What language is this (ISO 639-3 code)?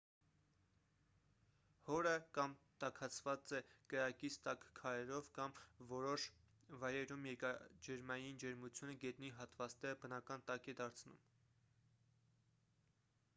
hye